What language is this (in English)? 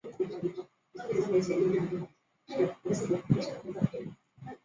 Chinese